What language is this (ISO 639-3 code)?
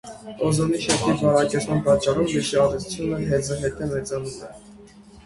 hye